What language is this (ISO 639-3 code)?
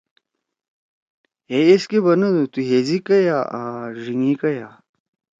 trw